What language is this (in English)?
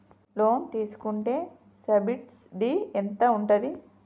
Telugu